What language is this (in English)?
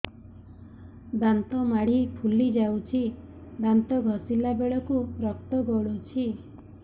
Odia